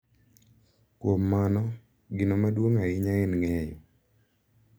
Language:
Luo (Kenya and Tanzania)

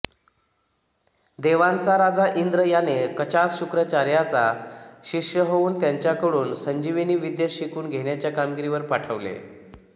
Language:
Marathi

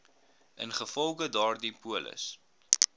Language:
Afrikaans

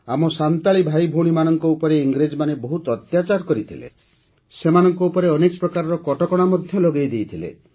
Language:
Odia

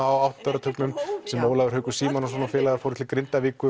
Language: Icelandic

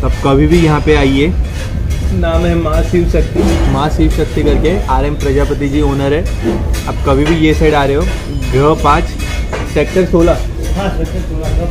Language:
Hindi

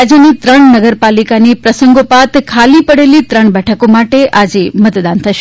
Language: Gujarati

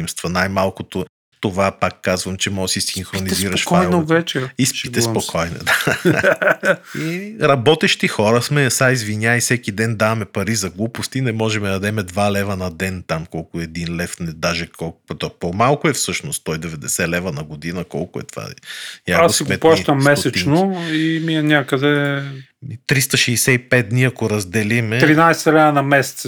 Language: Bulgarian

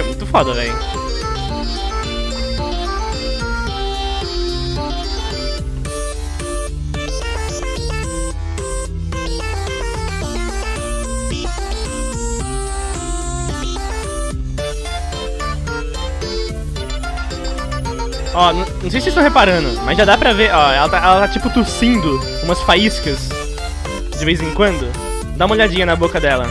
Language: Portuguese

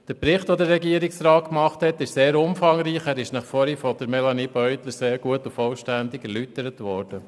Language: Swiss German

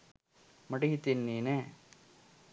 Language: Sinhala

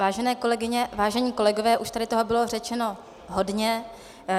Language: Czech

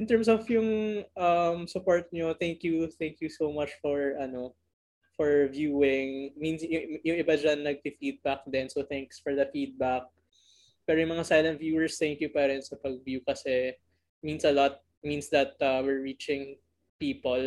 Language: Filipino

